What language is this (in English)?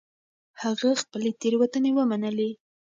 Pashto